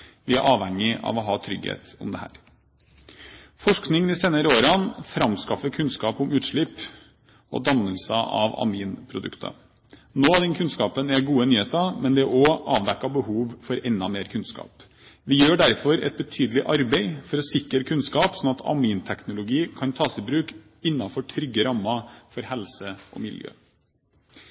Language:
Norwegian Bokmål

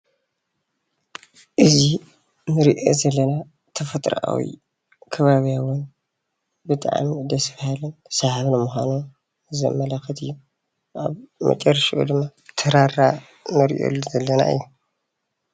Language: Tigrinya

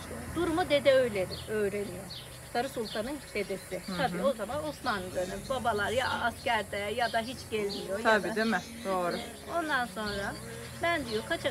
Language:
Turkish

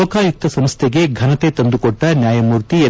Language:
Kannada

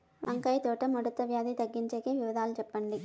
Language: Telugu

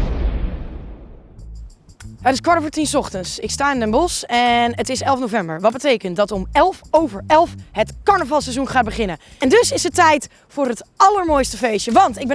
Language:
Dutch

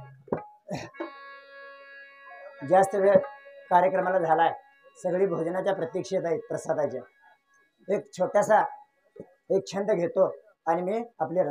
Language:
Hindi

